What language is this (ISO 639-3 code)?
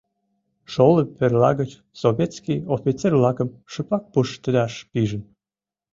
chm